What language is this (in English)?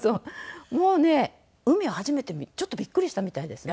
Japanese